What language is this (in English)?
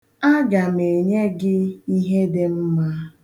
Igbo